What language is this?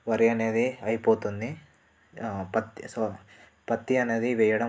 Telugu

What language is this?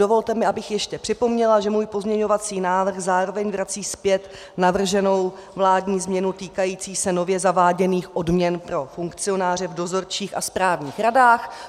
Czech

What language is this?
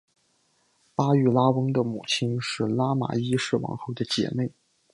Chinese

